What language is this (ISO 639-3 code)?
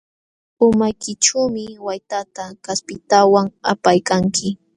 qxw